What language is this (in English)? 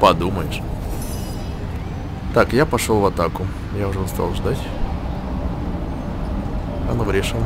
Russian